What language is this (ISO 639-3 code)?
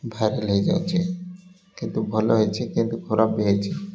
ori